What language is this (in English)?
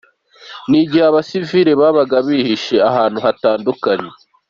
Kinyarwanda